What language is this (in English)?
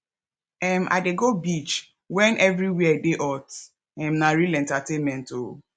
Nigerian Pidgin